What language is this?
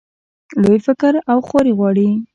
Pashto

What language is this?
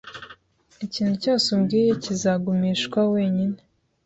Kinyarwanda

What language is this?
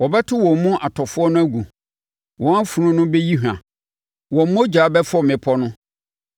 Akan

